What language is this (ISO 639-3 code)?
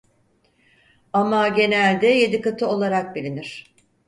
tur